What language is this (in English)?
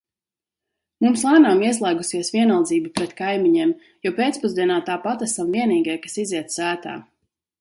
Latvian